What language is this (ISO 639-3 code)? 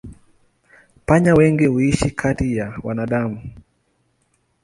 swa